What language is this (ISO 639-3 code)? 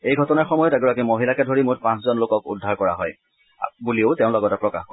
asm